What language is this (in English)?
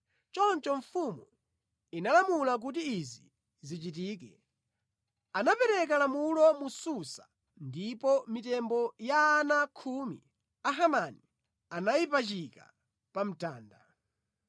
Nyanja